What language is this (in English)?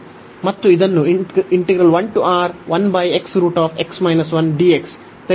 Kannada